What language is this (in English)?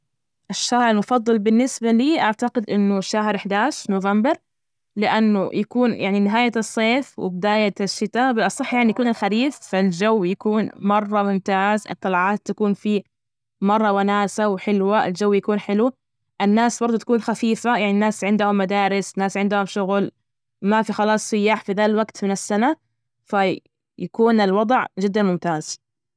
Najdi Arabic